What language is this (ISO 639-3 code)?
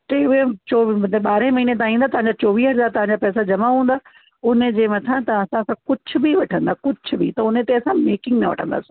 snd